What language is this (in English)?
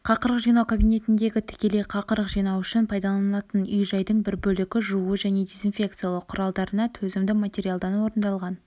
Kazakh